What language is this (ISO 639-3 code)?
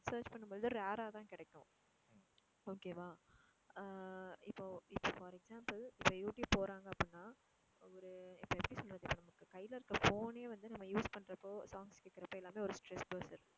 tam